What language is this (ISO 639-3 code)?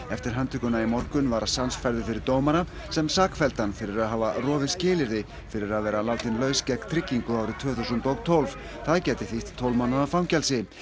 isl